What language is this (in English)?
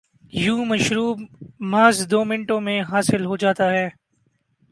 Urdu